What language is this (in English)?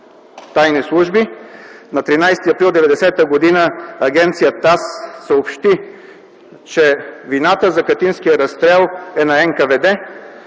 Bulgarian